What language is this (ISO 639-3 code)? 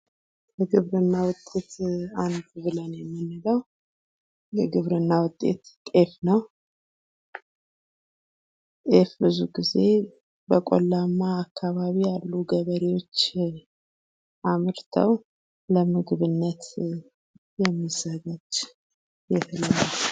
amh